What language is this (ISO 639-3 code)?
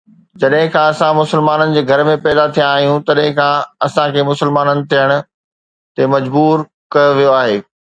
snd